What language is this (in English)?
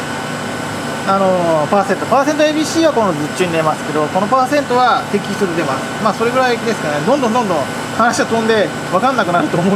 Japanese